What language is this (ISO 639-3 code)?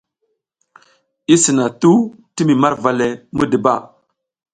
giz